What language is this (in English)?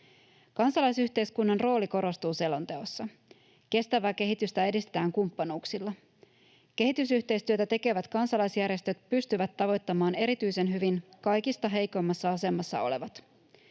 Finnish